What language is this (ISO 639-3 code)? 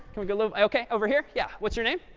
eng